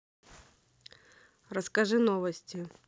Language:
Russian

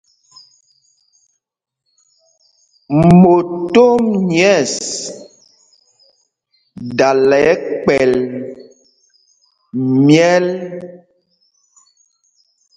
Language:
Mpumpong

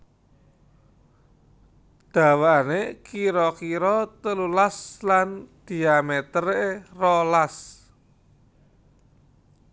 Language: Javanese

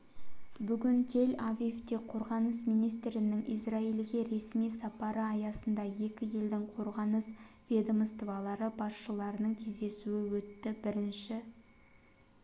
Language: Kazakh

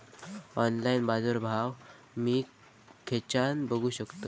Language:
Marathi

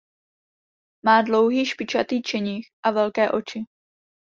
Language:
Czech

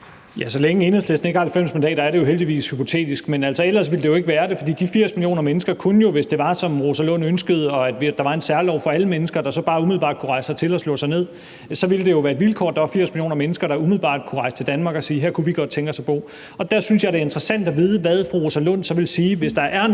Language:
Danish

